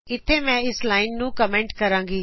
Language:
Punjabi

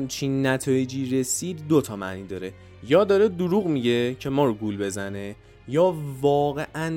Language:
Persian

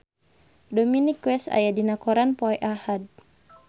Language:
Sundanese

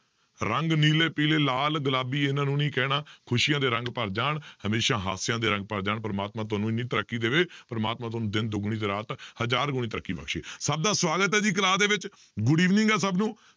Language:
Punjabi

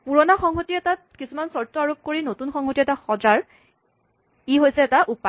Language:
Assamese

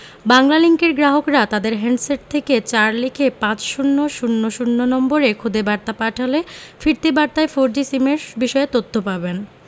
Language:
Bangla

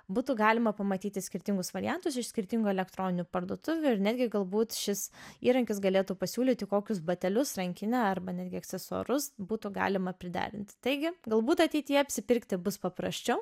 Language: Lithuanian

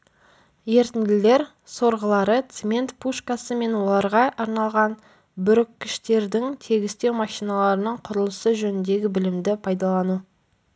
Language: Kazakh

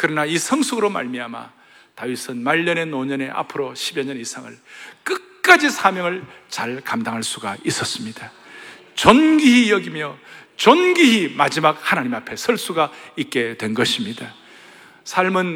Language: Korean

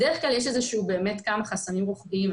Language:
Hebrew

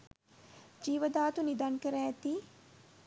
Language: Sinhala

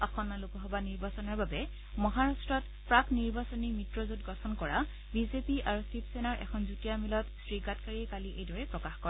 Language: Assamese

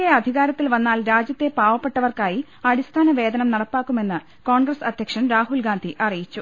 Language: Malayalam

